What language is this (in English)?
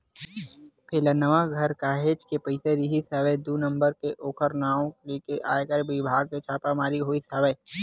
Chhattisgarhi